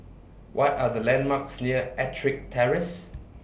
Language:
English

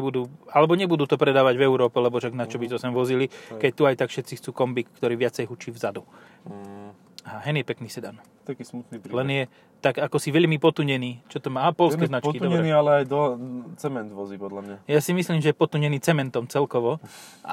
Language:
Slovak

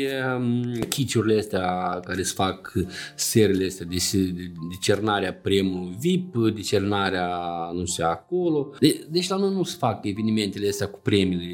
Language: Romanian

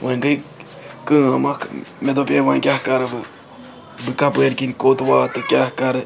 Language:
Kashmiri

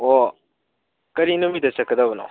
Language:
Manipuri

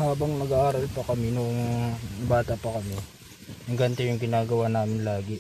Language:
Filipino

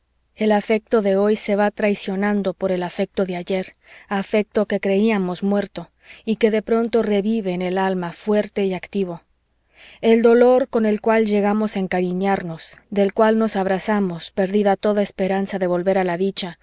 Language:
Spanish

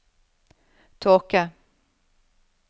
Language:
Norwegian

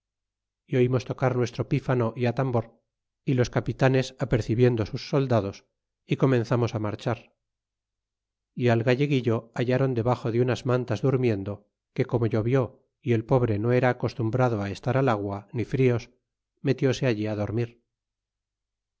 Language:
Spanish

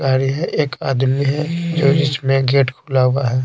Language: Hindi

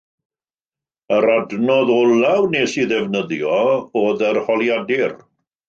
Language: Welsh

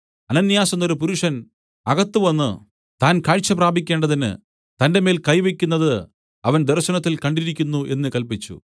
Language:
Malayalam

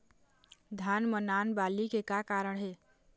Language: Chhattisgarhi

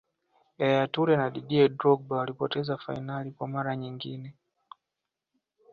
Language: Swahili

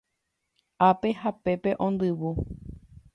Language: Guarani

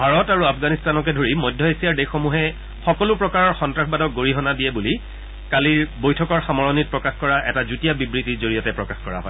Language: Assamese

